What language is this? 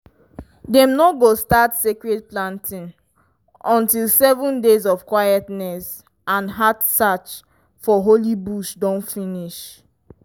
Nigerian Pidgin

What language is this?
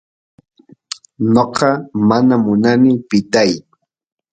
Santiago del Estero Quichua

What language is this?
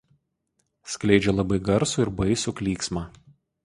Lithuanian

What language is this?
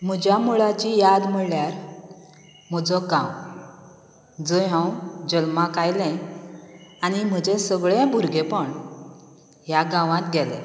Konkani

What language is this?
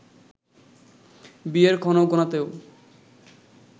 Bangla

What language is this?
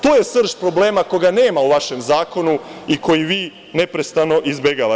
Serbian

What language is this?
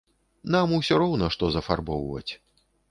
Belarusian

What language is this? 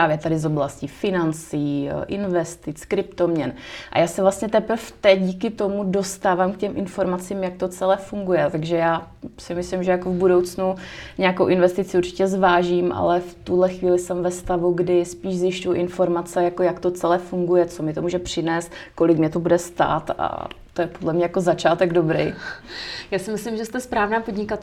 Czech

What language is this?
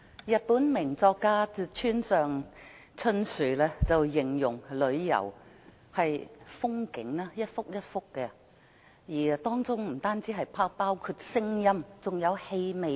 Cantonese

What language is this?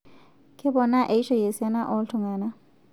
Masai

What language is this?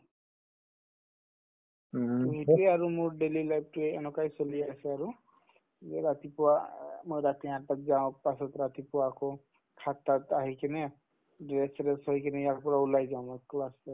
Assamese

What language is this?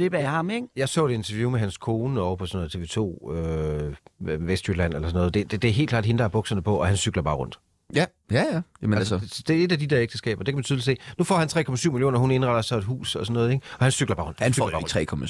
Danish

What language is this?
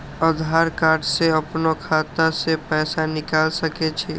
Maithili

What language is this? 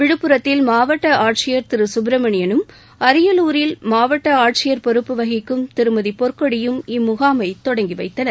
Tamil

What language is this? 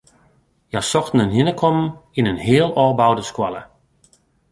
Western Frisian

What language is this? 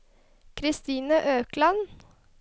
Norwegian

